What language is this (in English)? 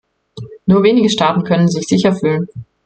German